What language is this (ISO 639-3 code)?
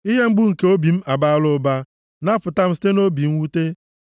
ibo